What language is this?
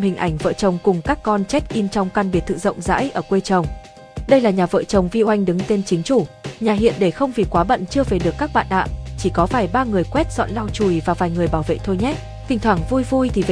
Vietnamese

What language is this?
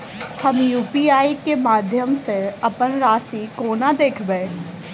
Maithili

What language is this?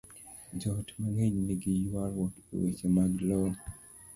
Luo (Kenya and Tanzania)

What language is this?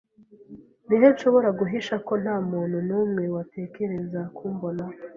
Kinyarwanda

